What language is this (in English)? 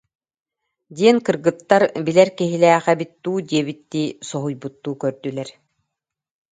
Yakut